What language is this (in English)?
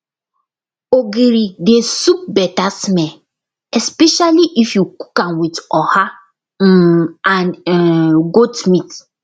Nigerian Pidgin